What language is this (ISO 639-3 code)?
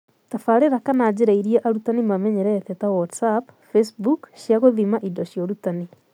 kik